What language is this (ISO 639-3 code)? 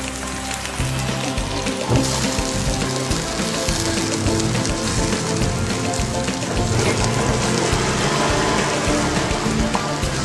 ind